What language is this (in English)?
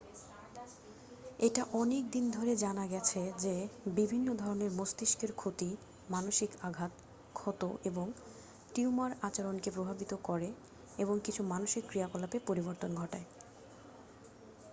Bangla